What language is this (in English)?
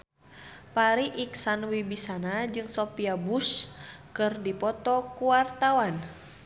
Sundanese